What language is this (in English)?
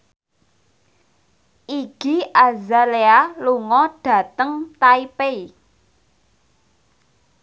Javanese